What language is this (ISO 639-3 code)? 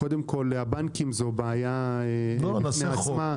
heb